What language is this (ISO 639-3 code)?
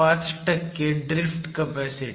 mar